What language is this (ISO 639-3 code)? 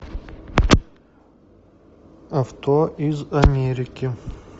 rus